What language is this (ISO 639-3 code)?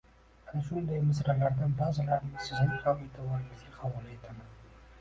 uzb